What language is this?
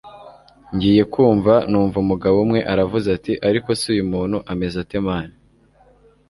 Kinyarwanda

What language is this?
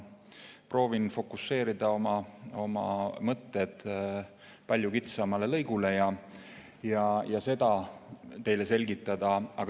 Estonian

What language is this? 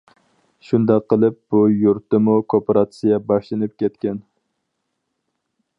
Uyghur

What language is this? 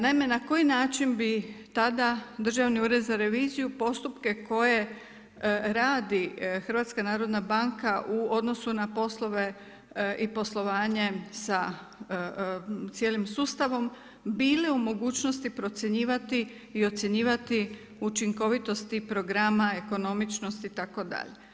Croatian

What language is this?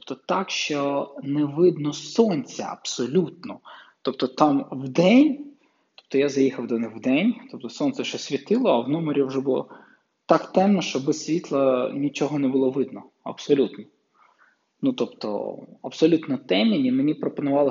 Ukrainian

